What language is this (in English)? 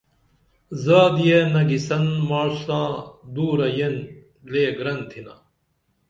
Dameli